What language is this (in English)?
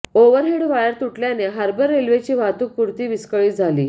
Marathi